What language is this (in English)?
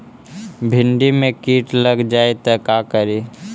Magahi